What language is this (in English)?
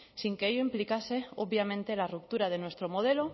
Spanish